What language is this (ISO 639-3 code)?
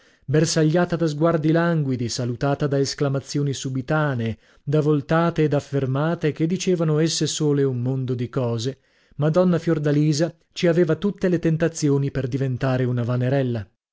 ita